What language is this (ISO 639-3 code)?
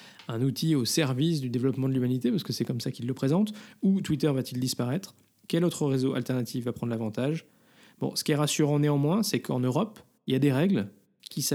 fra